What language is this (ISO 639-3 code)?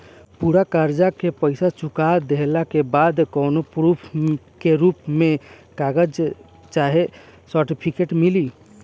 bho